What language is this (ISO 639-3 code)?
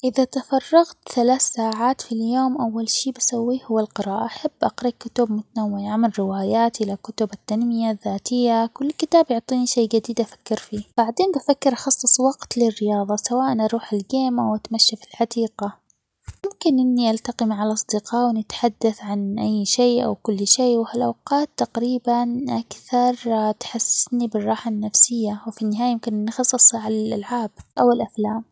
acx